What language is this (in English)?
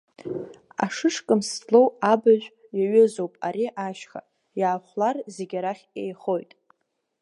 Abkhazian